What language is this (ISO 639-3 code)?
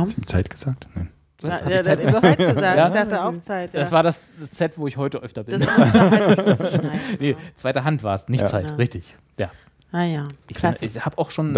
deu